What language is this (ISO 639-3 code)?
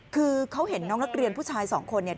tha